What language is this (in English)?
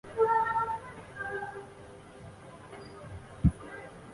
Chinese